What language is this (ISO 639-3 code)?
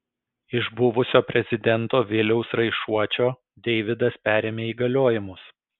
lit